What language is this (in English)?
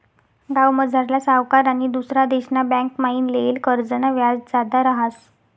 Marathi